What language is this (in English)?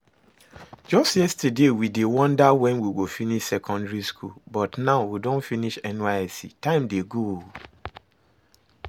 Nigerian Pidgin